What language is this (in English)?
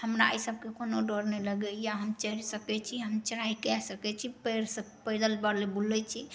Maithili